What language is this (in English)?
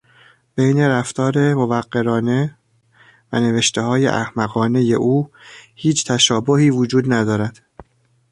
Persian